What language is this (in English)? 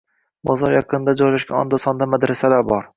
Uzbek